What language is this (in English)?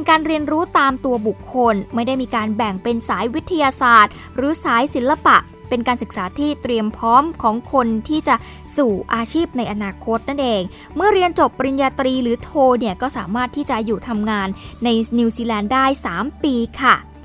Thai